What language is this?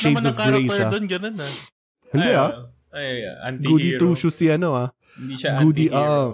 Filipino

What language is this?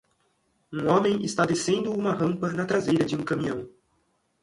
Portuguese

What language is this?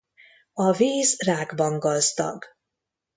Hungarian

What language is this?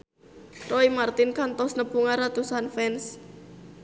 Sundanese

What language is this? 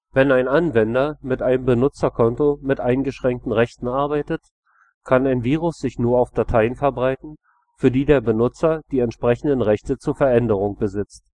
German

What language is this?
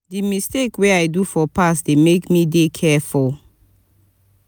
Nigerian Pidgin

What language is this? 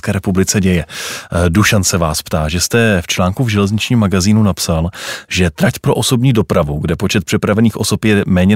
Czech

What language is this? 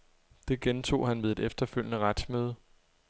Danish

